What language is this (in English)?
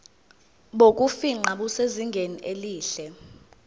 Zulu